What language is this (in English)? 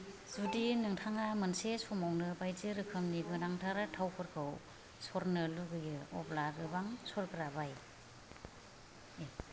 Bodo